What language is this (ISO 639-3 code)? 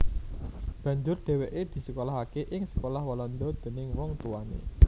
jav